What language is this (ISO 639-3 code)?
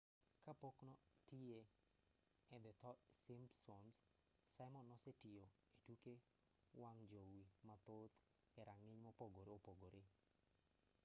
luo